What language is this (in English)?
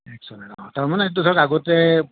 Assamese